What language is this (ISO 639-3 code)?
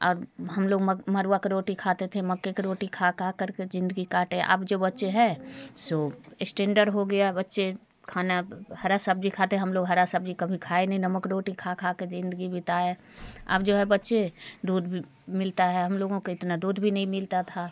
hin